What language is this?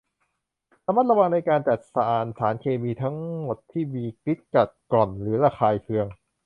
Thai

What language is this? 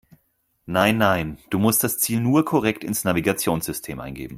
German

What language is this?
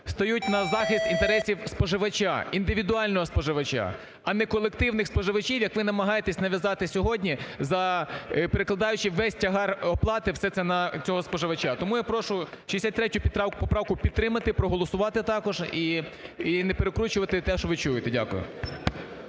Ukrainian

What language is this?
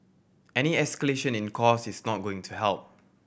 English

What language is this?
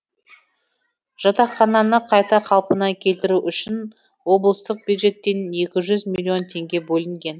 Kazakh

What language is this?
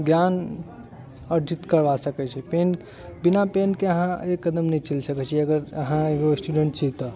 Maithili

